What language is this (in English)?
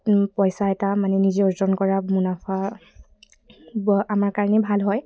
Assamese